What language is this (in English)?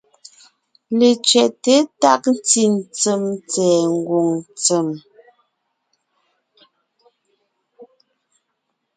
Ngiemboon